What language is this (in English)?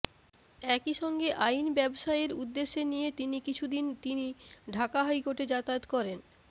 Bangla